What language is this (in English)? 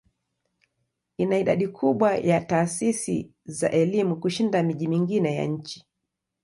Swahili